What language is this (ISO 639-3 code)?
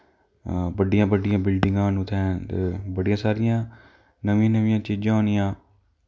doi